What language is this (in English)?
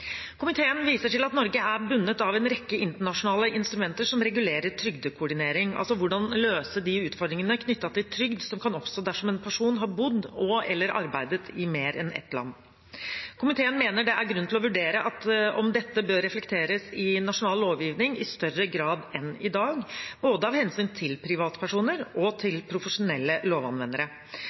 Norwegian Bokmål